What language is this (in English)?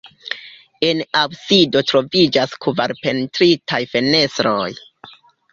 Esperanto